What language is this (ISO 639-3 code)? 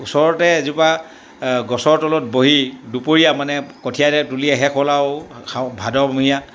asm